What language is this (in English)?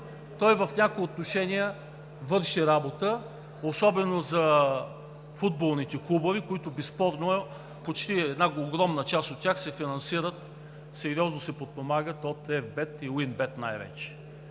Bulgarian